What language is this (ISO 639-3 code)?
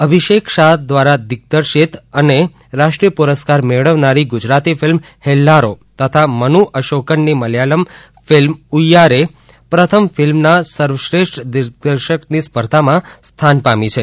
guj